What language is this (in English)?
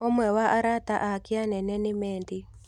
Kikuyu